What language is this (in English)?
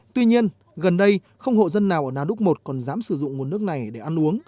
Vietnamese